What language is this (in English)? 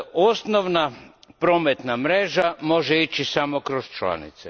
Croatian